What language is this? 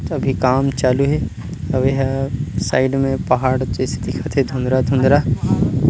Chhattisgarhi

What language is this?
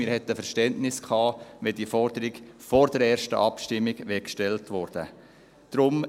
Swiss German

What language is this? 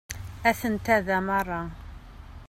Kabyle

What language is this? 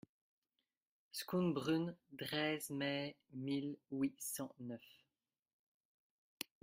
French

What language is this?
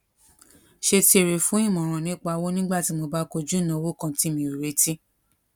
Yoruba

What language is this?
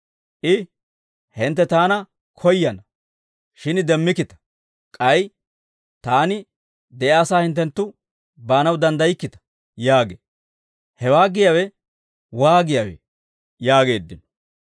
Dawro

